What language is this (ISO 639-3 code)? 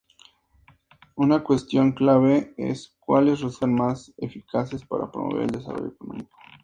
spa